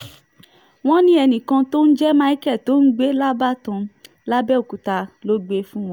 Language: Yoruba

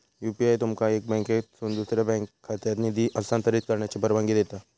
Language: Marathi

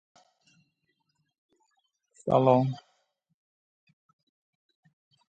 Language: Uzbek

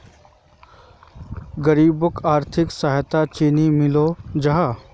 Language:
Magahi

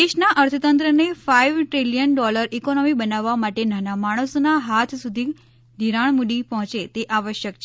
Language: Gujarati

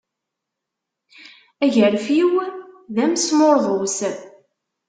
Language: Kabyle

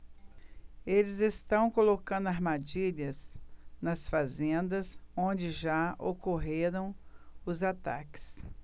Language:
Portuguese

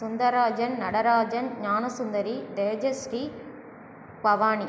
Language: Tamil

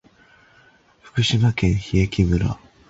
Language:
Japanese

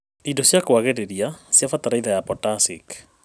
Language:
Kikuyu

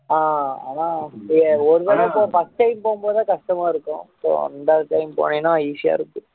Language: Tamil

